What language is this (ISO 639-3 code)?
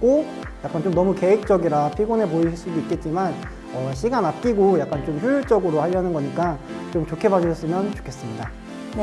kor